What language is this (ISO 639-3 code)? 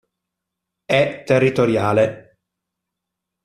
ita